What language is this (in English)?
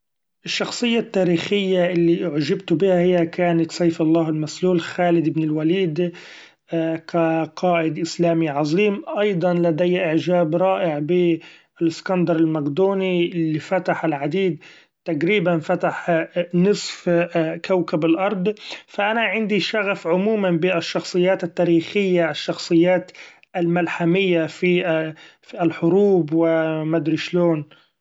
Gulf Arabic